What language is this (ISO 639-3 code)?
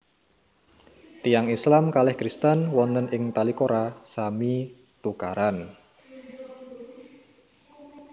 jav